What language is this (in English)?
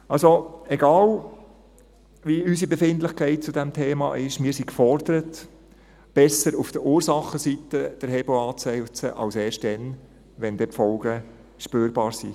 Swiss German